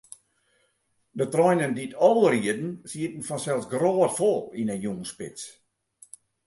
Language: Western Frisian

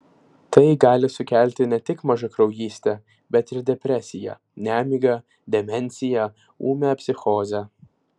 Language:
Lithuanian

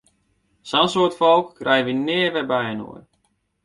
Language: Western Frisian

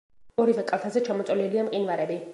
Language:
Georgian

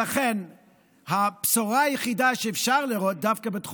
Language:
Hebrew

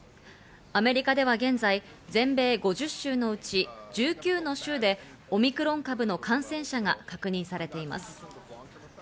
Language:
Japanese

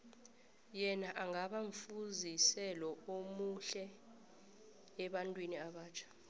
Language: South Ndebele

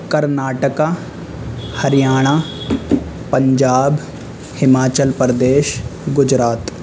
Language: Urdu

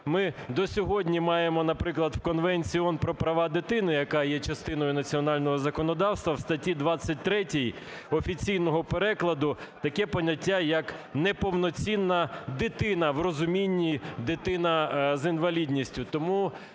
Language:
Ukrainian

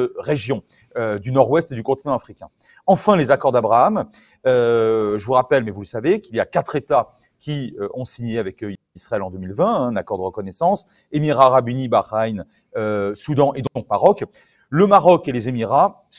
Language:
French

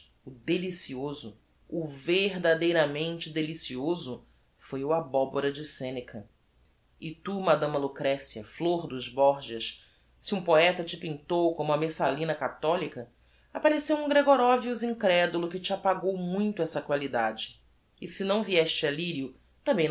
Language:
Portuguese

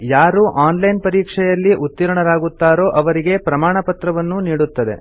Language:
Kannada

